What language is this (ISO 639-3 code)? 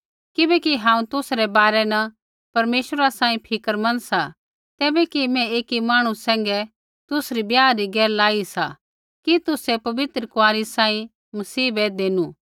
kfx